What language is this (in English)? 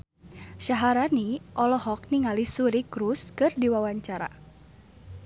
Sundanese